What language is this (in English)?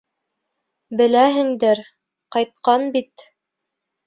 Bashkir